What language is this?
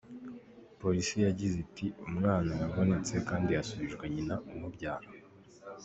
Kinyarwanda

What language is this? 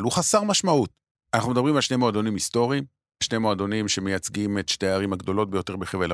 Hebrew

